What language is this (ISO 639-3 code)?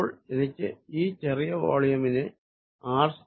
mal